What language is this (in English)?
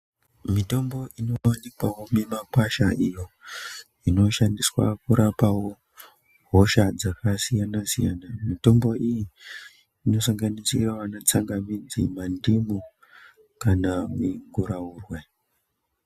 Ndau